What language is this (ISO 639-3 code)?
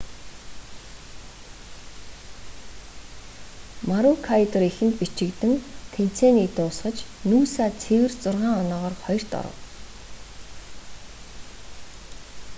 mon